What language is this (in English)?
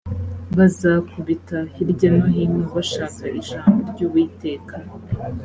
Kinyarwanda